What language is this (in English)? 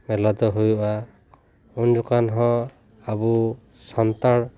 Santali